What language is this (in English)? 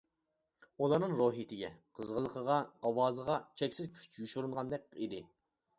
Uyghur